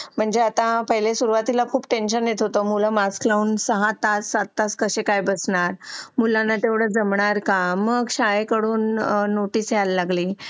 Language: Marathi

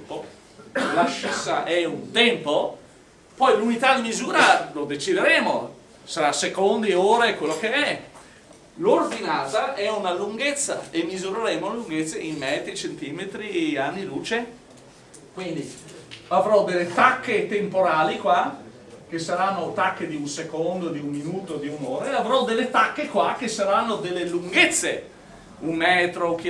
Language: Italian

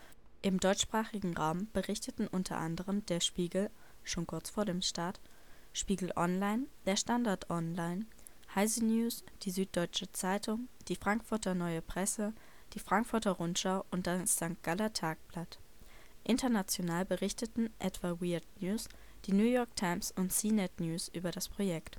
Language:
German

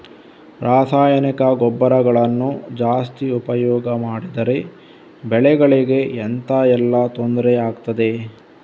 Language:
Kannada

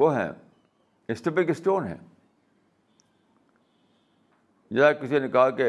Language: Urdu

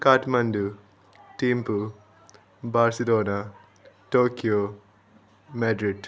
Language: Nepali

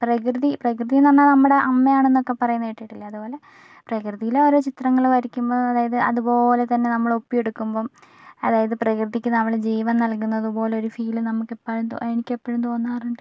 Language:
Malayalam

